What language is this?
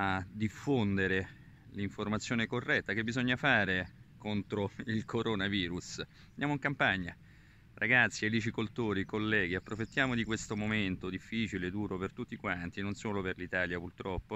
Italian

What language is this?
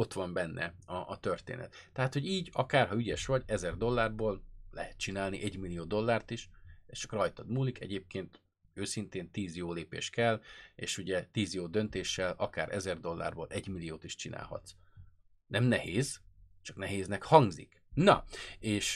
Hungarian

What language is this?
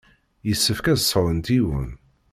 Kabyle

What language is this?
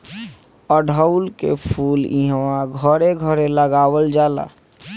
Bhojpuri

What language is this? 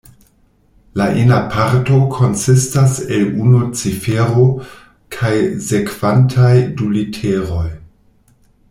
Esperanto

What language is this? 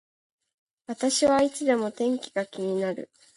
Japanese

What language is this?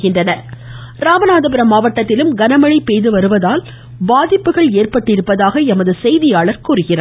Tamil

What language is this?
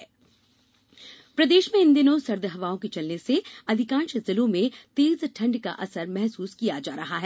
Hindi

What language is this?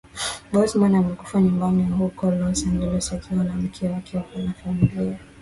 Swahili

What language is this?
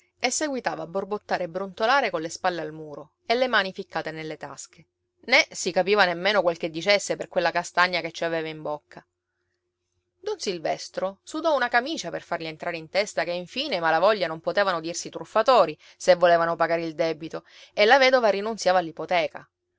Italian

